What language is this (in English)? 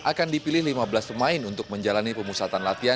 Indonesian